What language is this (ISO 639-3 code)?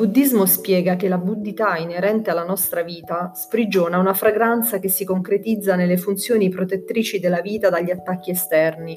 ita